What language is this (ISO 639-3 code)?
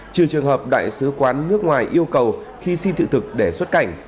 vie